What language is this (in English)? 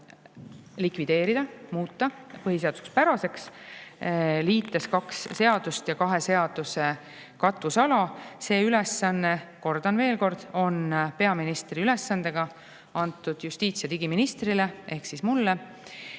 Estonian